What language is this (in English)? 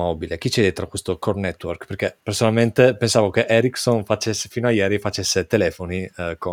Italian